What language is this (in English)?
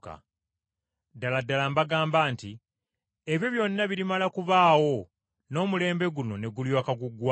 Ganda